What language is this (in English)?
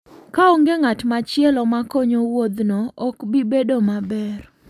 Luo (Kenya and Tanzania)